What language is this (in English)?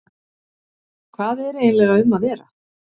Icelandic